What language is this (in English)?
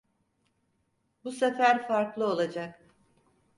Turkish